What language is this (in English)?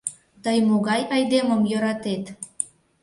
Mari